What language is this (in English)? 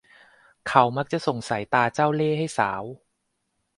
Thai